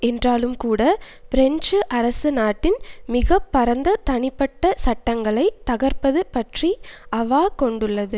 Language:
Tamil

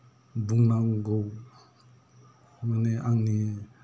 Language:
Bodo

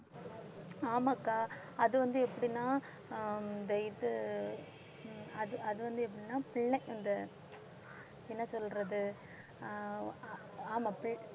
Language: Tamil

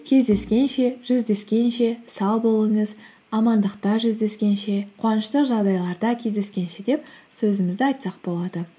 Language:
Kazakh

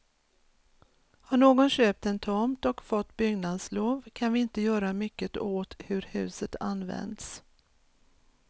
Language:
Swedish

